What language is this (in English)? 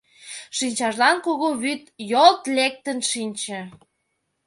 Mari